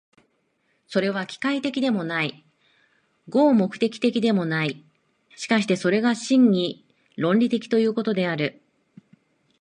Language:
Japanese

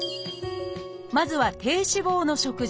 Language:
Japanese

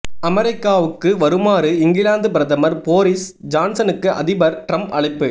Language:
Tamil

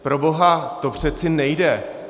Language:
Czech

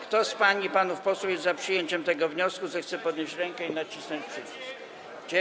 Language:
Polish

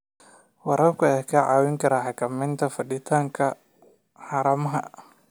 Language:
Somali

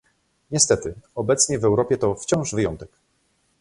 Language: Polish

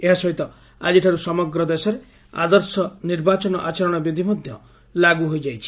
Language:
Odia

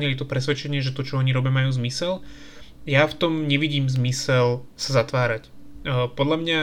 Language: Slovak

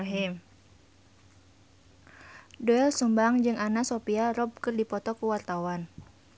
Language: Sundanese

